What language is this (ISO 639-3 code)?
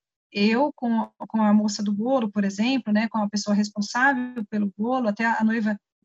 por